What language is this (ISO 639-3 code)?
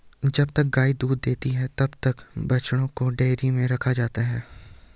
hin